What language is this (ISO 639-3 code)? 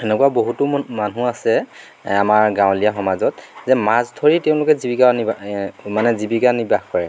asm